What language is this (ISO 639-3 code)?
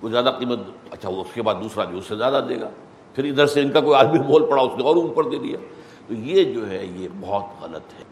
urd